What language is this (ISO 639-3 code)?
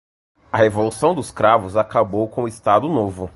por